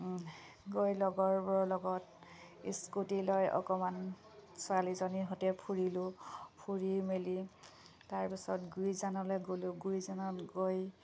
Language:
Assamese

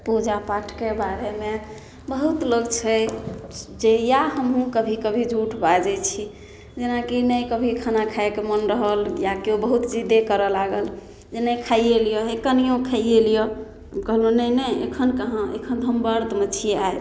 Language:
Maithili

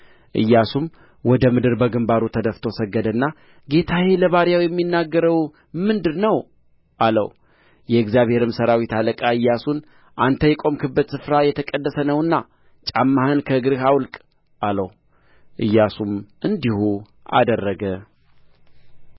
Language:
Amharic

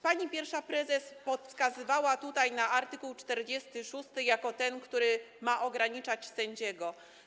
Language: Polish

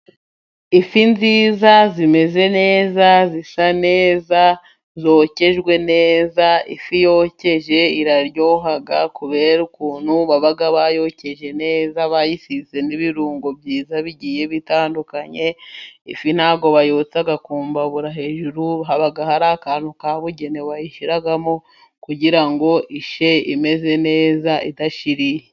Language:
Kinyarwanda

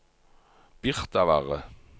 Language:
Norwegian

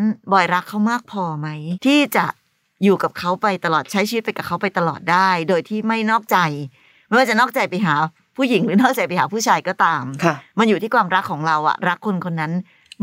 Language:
Thai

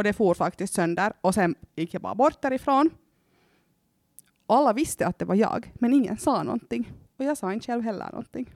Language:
Swedish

